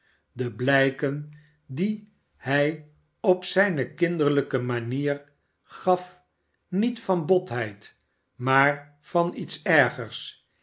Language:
Dutch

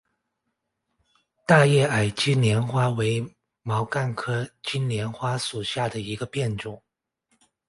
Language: Chinese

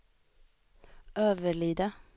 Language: Swedish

